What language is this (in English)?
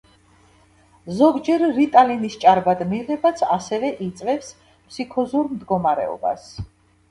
Georgian